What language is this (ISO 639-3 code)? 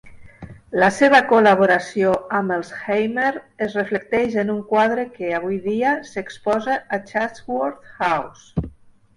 cat